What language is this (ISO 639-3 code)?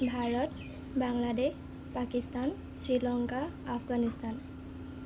asm